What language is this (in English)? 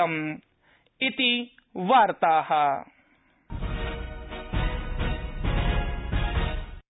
Sanskrit